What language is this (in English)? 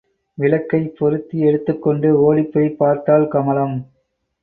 Tamil